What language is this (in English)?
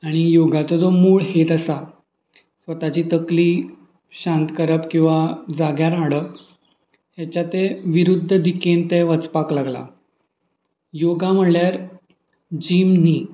Konkani